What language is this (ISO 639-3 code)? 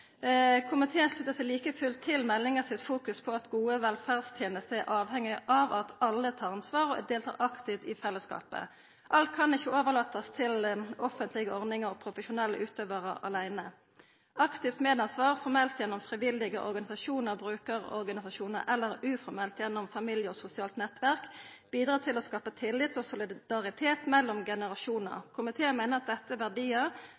nno